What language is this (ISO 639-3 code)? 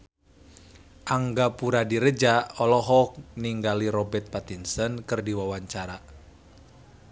sun